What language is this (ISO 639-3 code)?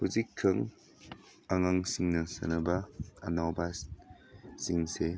mni